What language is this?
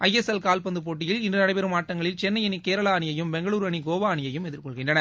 Tamil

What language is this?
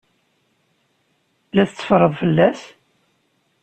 Kabyle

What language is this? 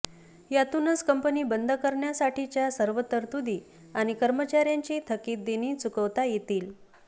Marathi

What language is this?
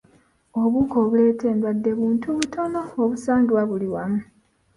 Ganda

